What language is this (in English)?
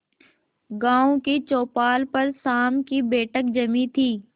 Hindi